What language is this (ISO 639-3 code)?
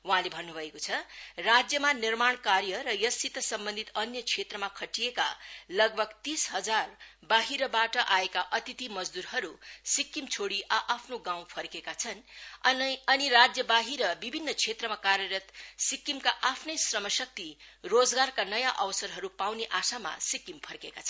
nep